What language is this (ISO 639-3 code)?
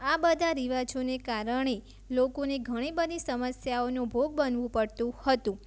guj